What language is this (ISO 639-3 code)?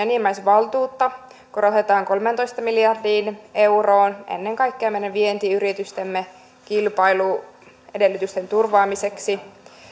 fin